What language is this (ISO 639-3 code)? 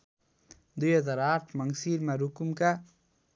nep